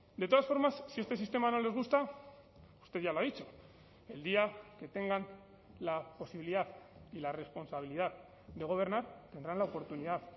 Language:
Spanish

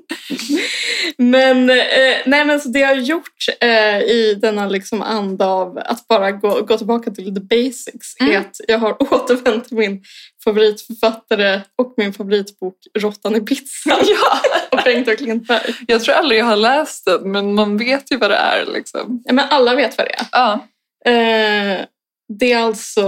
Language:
Swedish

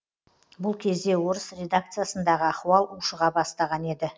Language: Kazakh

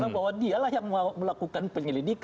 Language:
Indonesian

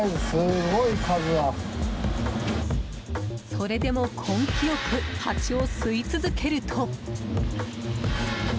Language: Japanese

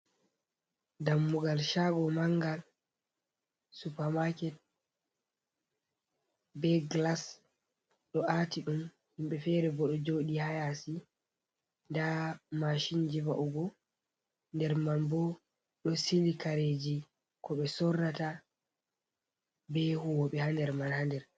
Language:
Fula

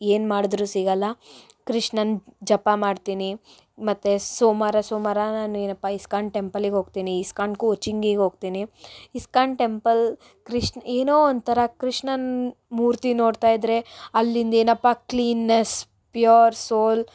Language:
Kannada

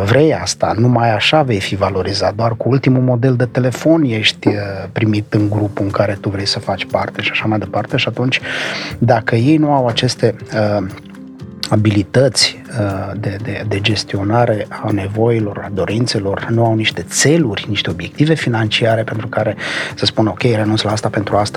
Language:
Romanian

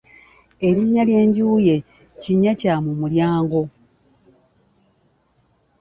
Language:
Ganda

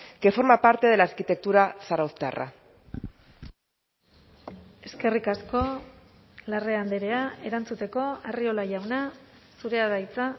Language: Basque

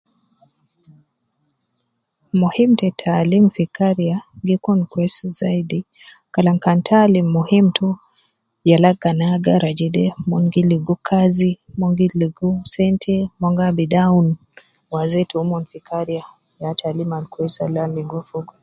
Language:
Nubi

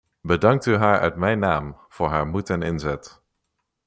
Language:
Dutch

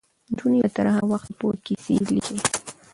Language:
Pashto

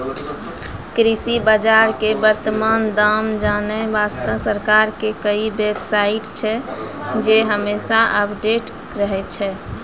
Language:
Maithili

